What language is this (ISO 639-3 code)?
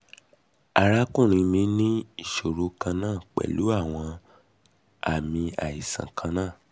yor